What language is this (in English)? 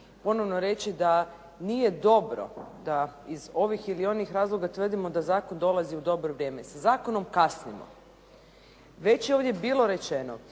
Croatian